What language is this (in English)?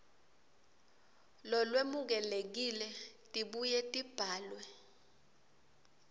Swati